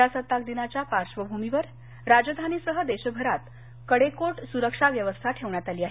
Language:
Marathi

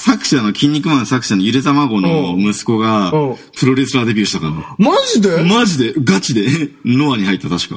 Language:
Japanese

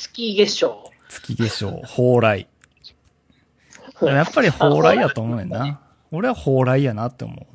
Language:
Japanese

